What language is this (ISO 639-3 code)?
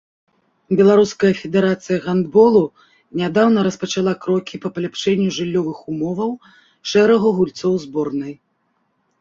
bel